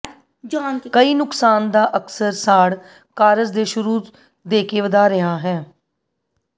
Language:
Punjabi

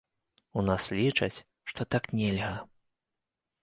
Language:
Belarusian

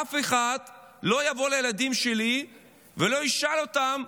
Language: Hebrew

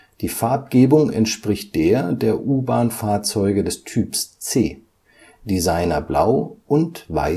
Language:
German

